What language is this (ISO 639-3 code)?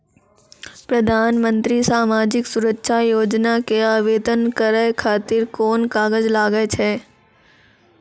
mai